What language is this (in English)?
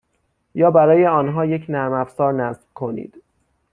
Persian